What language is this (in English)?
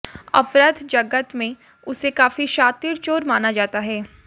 Hindi